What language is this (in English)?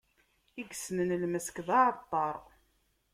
Kabyle